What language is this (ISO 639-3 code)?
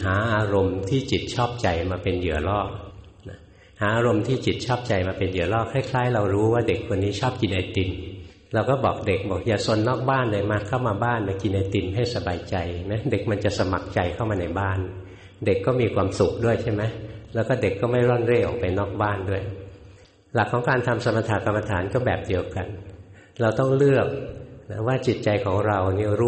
tha